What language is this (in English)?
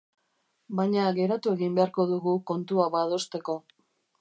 Basque